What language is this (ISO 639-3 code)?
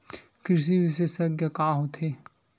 hne